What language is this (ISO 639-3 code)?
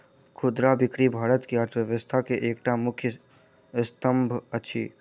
mai